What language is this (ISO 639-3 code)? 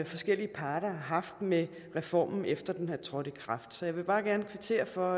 dan